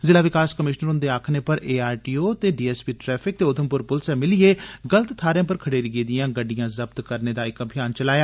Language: Dogri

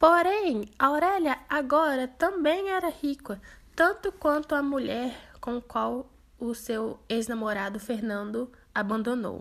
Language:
Portuguese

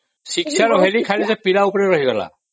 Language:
Odia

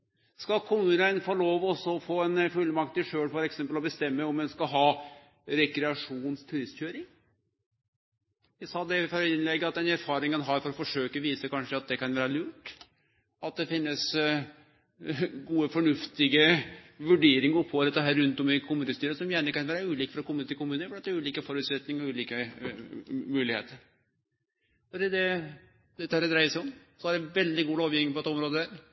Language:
Norwegian Nynorsk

